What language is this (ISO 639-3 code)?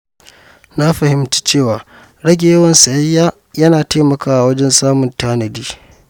hau